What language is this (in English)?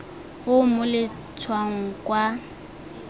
Tswana